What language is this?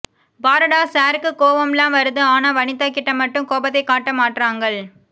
Tamil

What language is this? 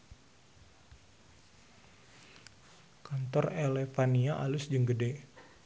Sundanese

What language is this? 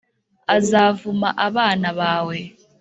Kinyarwanda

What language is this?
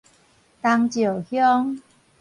Min Nan Chinese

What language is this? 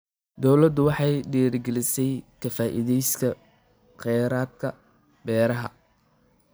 Somali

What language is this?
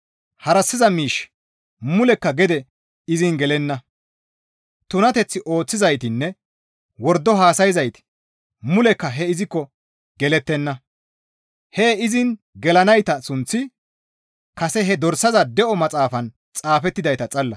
Gamo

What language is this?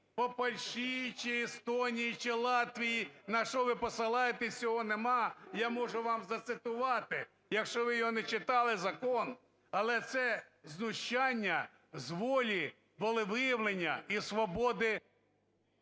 Ukrainian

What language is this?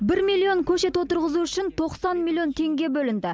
Kazakh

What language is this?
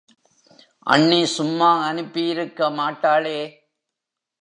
Tamil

